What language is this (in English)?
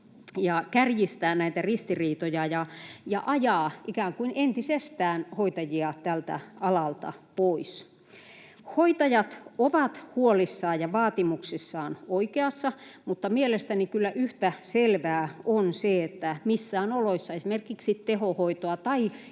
Finnish